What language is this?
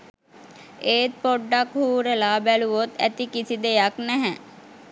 Sinhala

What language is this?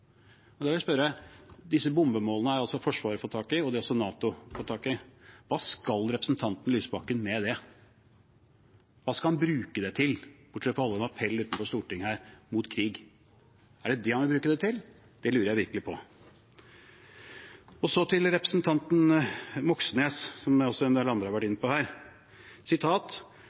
Norwegian Bokmål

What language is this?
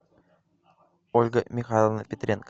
Russian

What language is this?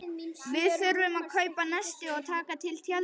Icelandic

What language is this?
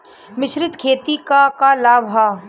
Bhojpuri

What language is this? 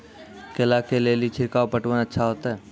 Maithili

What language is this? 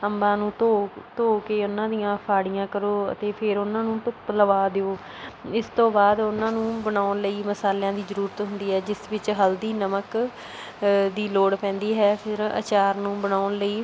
Punjabi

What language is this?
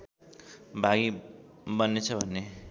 Nepali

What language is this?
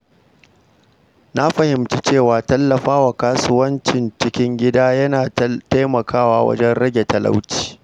Hausa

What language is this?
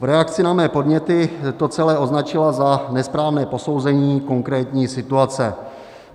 Czech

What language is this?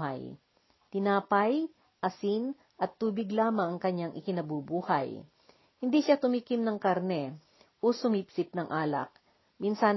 Filipino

